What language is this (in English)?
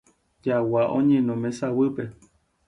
Guarani